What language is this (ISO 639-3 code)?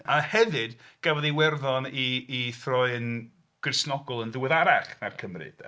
cym